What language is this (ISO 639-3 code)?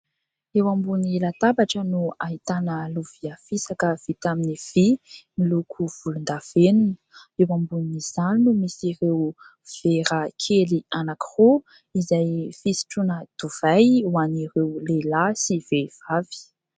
mlg